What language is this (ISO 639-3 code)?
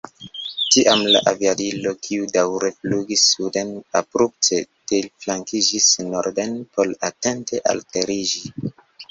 epo